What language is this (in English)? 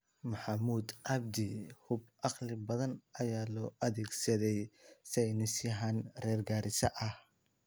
Somali